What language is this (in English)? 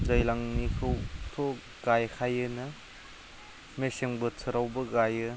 Bodo